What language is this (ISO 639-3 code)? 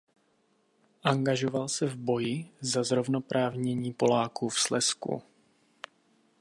ces